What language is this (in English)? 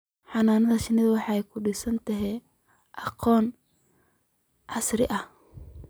Somali